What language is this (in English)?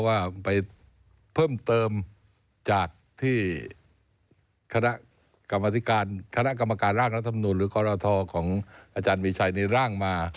Thai